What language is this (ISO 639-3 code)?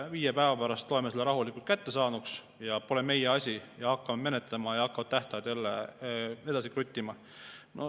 est